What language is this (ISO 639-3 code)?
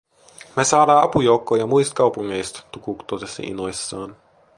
fin